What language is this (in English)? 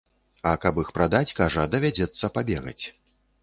Belarusian